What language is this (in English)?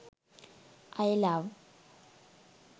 Sinhala